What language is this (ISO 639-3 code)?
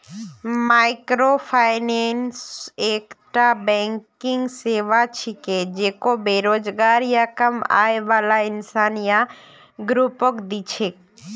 mag